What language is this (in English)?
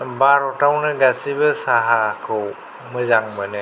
Bodo